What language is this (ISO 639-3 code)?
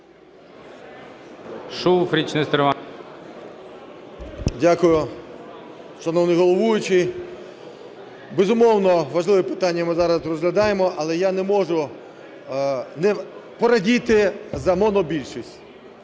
ukr